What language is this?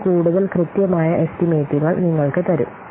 Malayalam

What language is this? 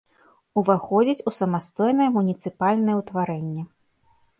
Belarusian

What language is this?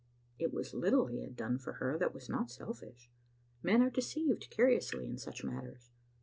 English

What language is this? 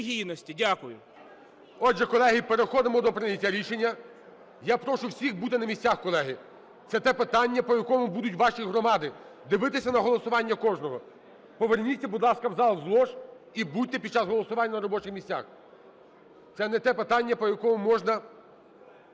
Ukrainian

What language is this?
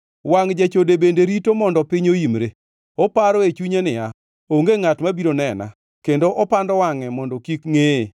Luo (Kenya and Tanzania)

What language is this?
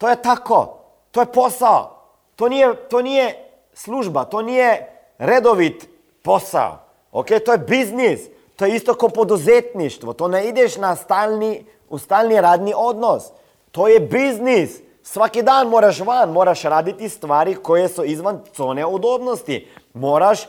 Croatian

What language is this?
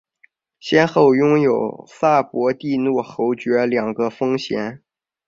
Chinese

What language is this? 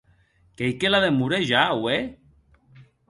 Occitan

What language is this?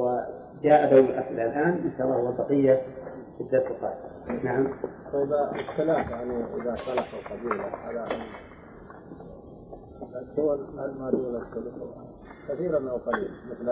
Arabic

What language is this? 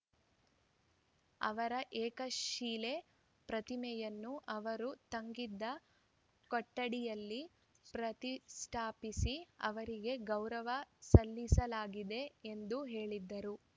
Kannada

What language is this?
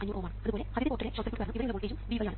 Malayalam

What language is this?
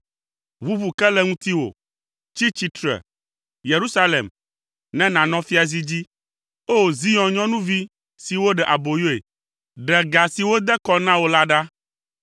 Ewe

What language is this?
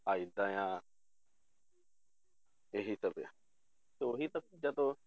Punjabi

